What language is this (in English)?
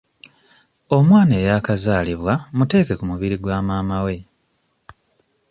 Ganda